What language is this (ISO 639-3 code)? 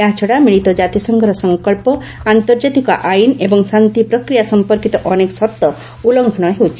ori